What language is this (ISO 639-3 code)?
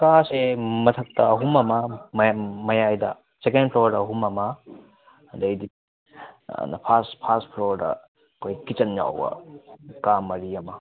mni